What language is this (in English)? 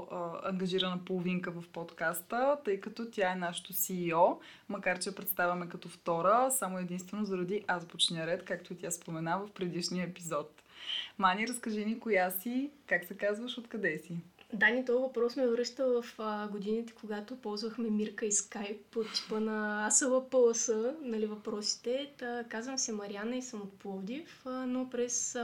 Bulgarian